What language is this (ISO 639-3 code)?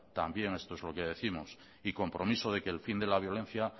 spa